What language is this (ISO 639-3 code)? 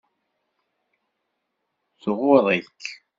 kab